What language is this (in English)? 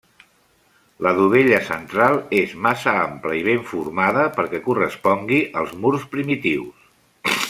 Catalan